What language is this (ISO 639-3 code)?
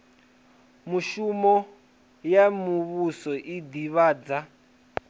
ven